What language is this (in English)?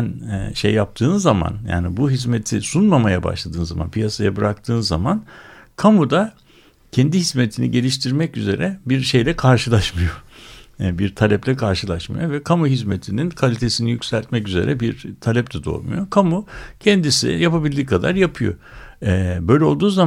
Turkish